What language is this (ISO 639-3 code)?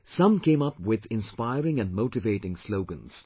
eng